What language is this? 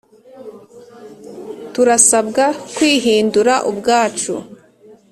Kinyarwanda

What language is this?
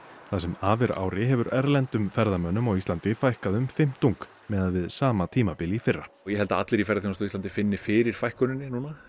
Icelandic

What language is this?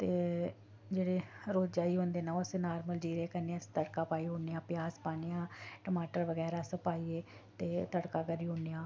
Dogri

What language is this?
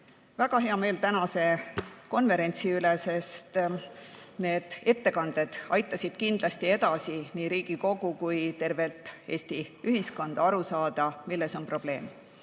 Estonian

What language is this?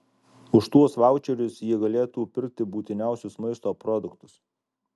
Lithuanian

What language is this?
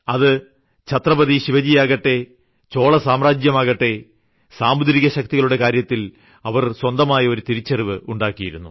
Malayalam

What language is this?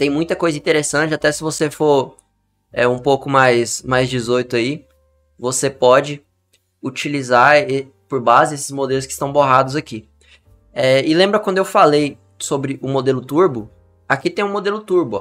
Portuguese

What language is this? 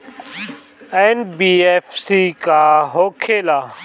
Bhojpuri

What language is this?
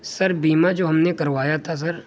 Urdu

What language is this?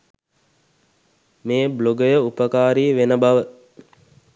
Sinhala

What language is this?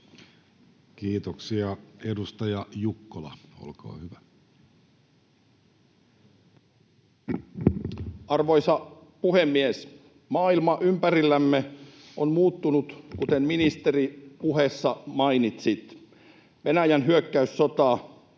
Finnish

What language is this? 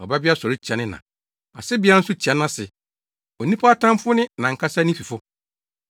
Akan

